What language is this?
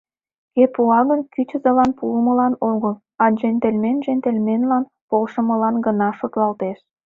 Mari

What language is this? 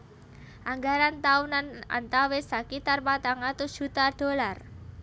Javanese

